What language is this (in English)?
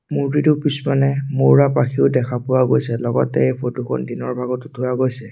Assamese